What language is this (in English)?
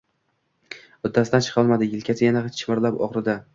Uzbek